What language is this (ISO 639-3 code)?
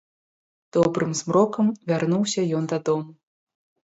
bel